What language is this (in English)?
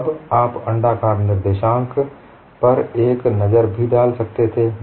Hindi